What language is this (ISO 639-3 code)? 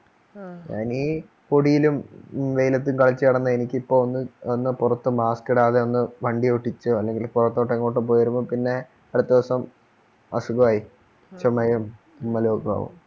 mal